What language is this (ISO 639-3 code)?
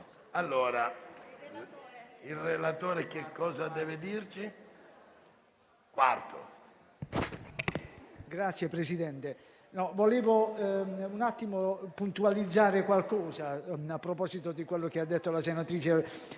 ita